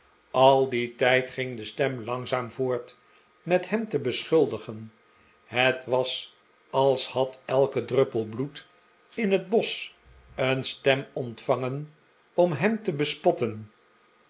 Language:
Dutch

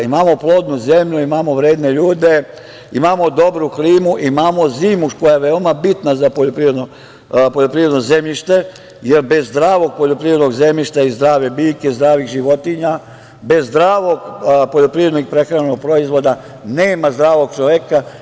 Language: Serbian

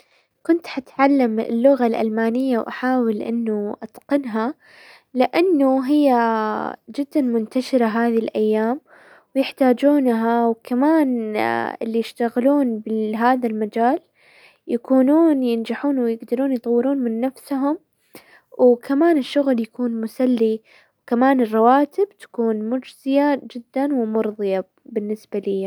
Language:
Hijazi Arabic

